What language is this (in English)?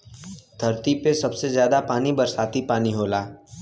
Bhojpuri